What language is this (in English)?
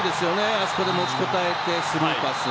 Japanese